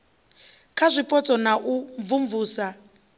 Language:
Venda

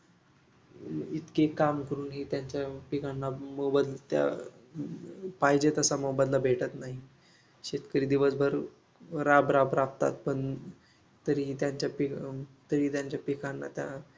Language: Marathi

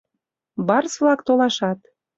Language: Mari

